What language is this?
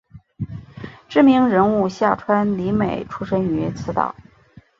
Chinese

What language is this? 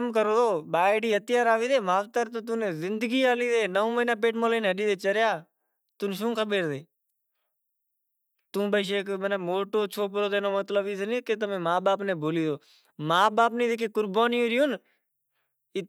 Kachi Koli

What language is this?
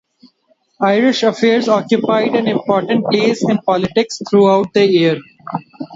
English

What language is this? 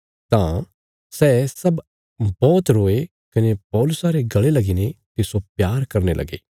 Bilaspuri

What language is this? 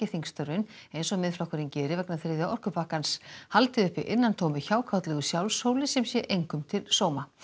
Icelandic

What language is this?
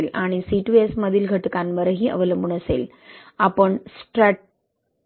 Marathi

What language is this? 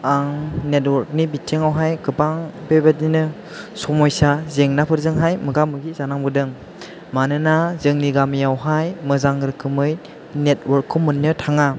Bodo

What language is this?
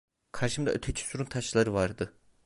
Turkish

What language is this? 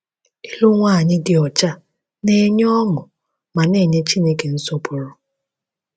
Igbo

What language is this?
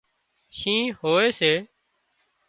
Wadiyara Koli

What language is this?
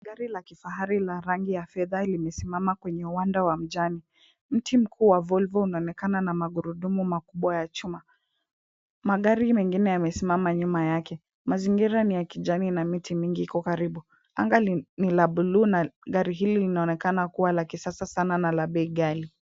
Swahili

